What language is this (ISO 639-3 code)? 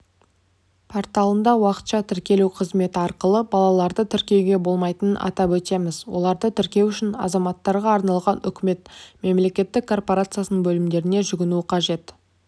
kaz